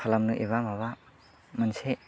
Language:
Bodo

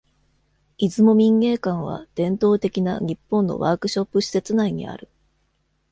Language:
Japanese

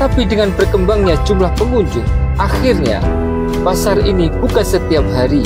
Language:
Indonesian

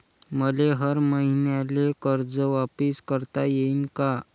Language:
Marathi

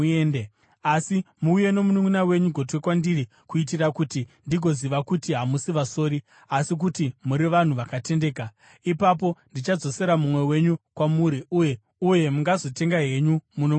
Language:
Shona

